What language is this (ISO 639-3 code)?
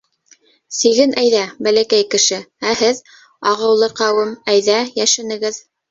bak